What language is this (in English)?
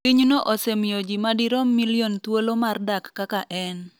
Luo (Kenya and Tanzania)